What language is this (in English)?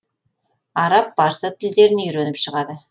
Kazakh